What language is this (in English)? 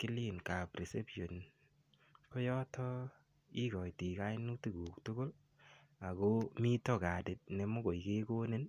Kalenjin